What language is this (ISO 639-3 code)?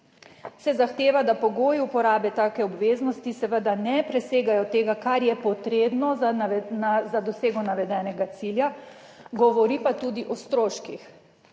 slv